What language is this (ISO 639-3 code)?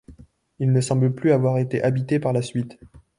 fra